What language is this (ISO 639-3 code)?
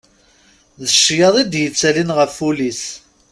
kab